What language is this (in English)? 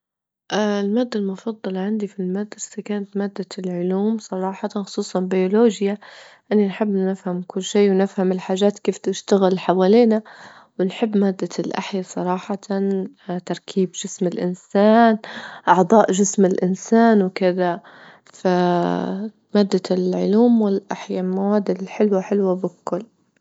Libyan Arabic